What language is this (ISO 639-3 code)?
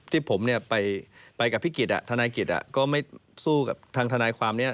tha